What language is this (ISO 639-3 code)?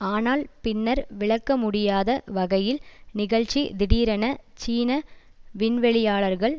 tam